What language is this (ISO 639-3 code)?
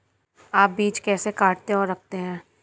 hin